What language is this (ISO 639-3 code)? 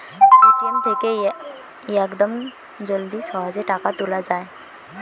ben